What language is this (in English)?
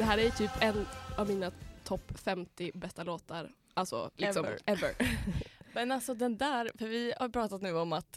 Swedish